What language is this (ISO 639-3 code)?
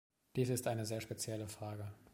deu